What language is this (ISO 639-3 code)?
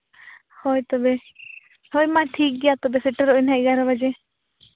sat